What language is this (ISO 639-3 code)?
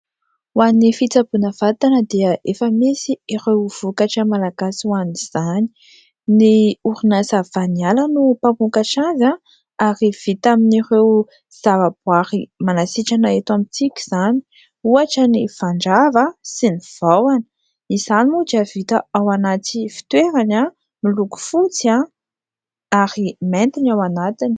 mlg